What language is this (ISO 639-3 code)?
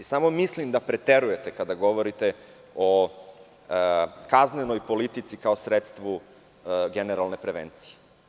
srp